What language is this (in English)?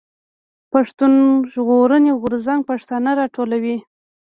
Pashto